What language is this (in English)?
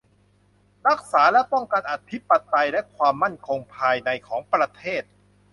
Thai